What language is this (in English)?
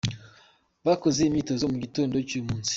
Kinyarwanda